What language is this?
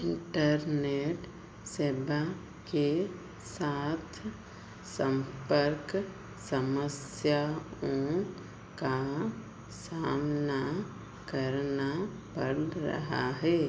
Hindi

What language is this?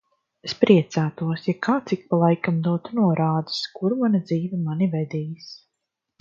Latvian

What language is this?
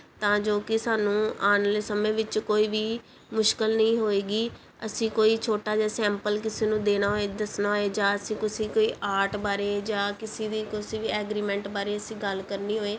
Punjabi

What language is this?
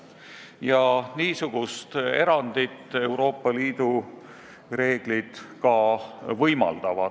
Estonian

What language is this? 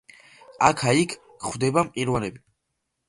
Georgian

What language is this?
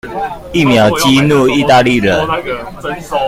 Chinese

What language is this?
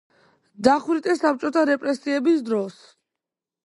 Georgian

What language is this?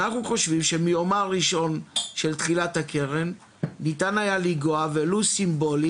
Hebrew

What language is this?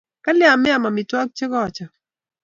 Kalenjin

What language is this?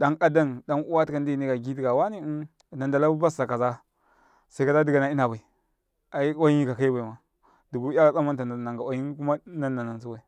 Karekare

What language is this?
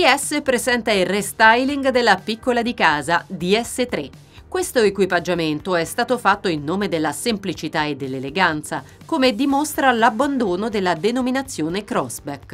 Italian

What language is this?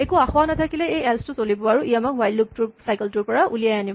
Assamese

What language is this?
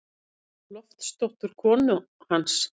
Icelandic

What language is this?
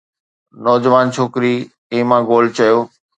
Sindhi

